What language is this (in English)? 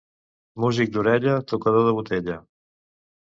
Catalan